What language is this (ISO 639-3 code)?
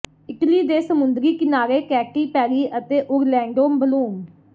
pan